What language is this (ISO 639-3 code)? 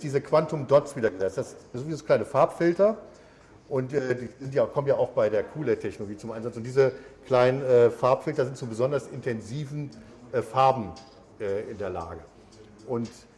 deu